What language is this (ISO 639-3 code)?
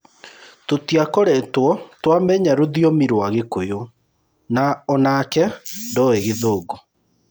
kik